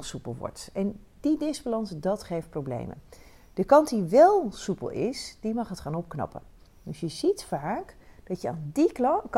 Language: Dutch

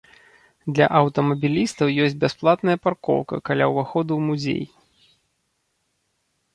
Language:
Belarusian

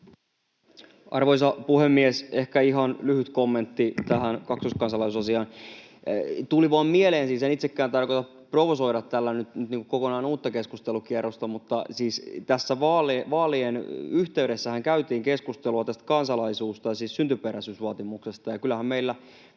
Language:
Finnish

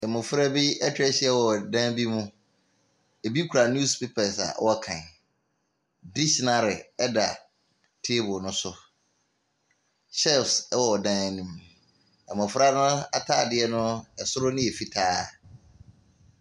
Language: Akan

